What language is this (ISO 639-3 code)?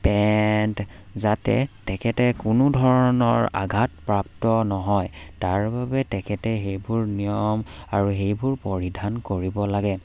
asm